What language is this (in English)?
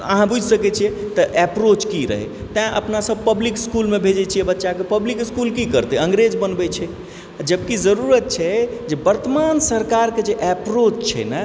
Maithili